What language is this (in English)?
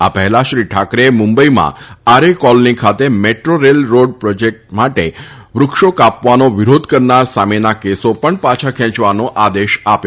Gujarati